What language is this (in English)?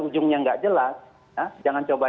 Indonesian